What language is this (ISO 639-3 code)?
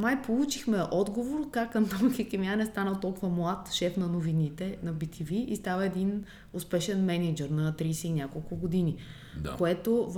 bul